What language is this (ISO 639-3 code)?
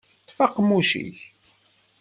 kab